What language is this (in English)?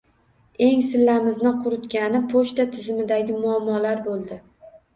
Uzbek